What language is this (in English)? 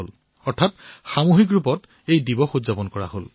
Assamese